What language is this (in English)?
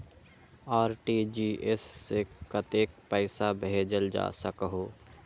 Magahi